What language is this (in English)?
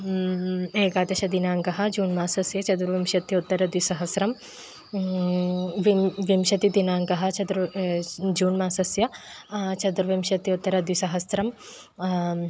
Sanskrit